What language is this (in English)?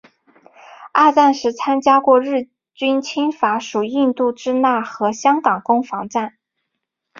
Chinese